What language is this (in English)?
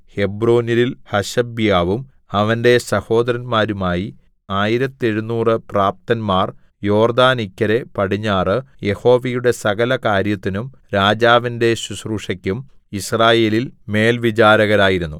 Malayalam